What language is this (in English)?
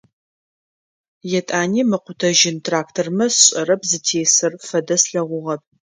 Adyghe